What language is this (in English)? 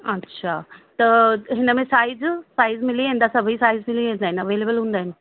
Sindhi